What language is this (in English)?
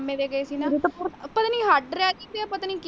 Punjabi